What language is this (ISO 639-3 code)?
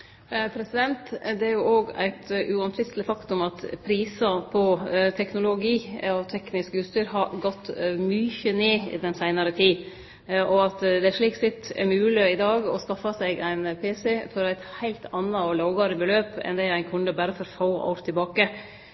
nor